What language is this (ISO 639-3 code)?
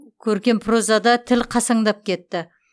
kaz